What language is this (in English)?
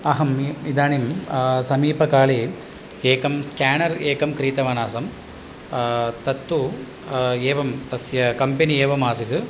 Sanskrit